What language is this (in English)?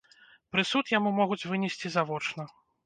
Belarusian